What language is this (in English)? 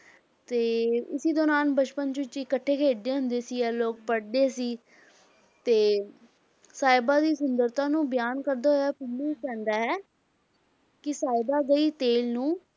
Punjabi